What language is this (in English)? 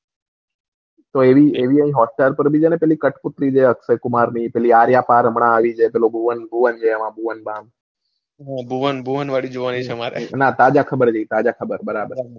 Gujarati